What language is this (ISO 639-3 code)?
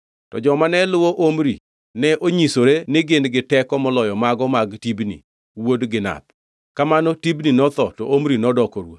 luo